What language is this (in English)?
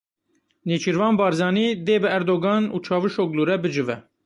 Kurdish